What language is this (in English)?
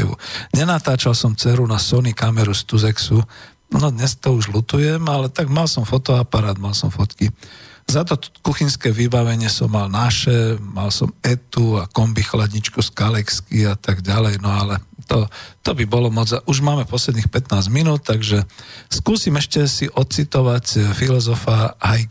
Slovak